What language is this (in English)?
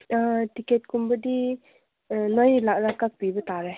Manipuri